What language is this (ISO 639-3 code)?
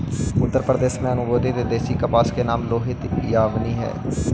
mag